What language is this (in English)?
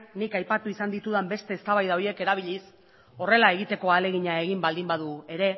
Basque